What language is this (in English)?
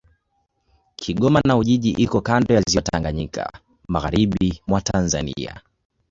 Swahili